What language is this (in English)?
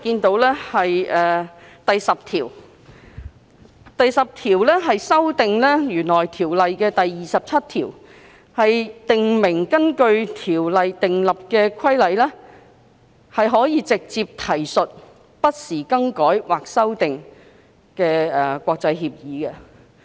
Cantonese